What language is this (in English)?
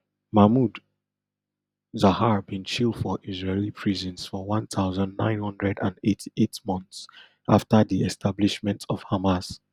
Nigerian Pidgin